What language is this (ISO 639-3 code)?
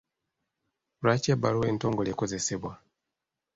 lug